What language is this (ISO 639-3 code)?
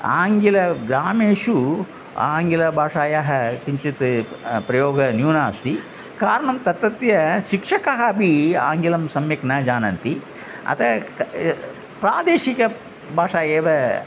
san